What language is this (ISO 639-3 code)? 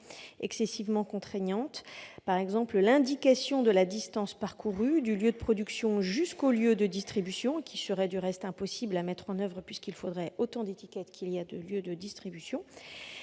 fra